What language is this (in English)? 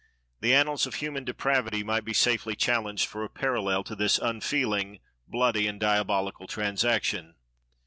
English